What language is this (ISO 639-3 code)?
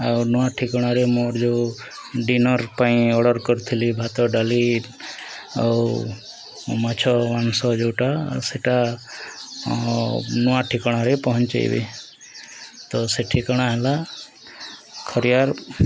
ori